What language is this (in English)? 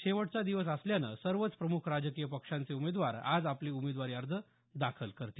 Marathi